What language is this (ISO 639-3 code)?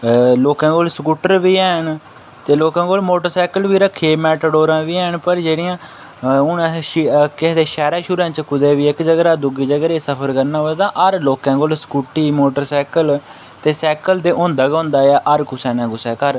doi